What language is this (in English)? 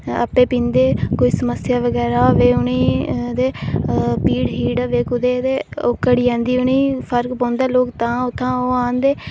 Dogri